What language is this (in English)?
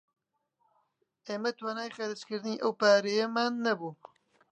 Central Kurdish